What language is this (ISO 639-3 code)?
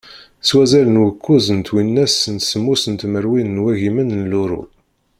kab